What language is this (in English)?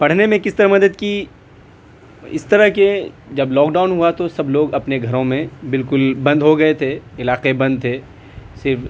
Urdu